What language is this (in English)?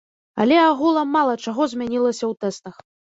Belarusian